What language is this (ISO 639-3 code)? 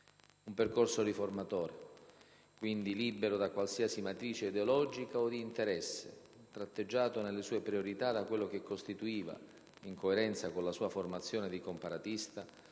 ita